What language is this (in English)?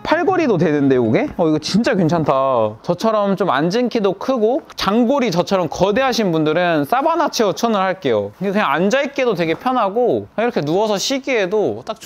Korean